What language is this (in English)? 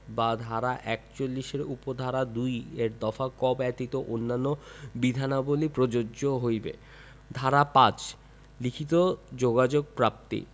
Bangla